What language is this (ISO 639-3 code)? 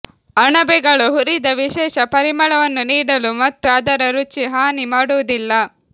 kan